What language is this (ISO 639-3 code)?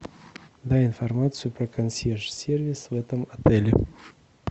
rus